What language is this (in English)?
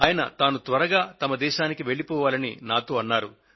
Telugu